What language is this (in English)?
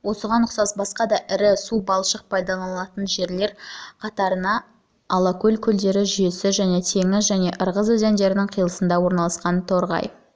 Kazakh